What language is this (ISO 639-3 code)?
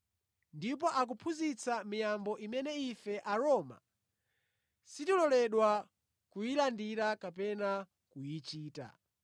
nya